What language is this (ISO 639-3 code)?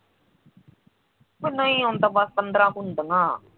pan